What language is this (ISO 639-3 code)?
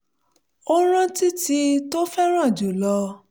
yor